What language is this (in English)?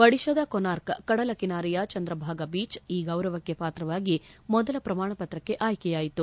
Kannada